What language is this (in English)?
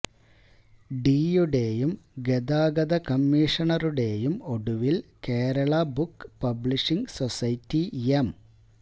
Malayalam